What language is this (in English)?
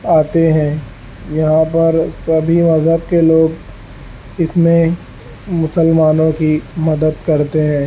Urdu